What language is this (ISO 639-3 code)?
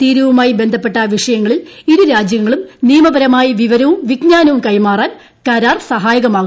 mal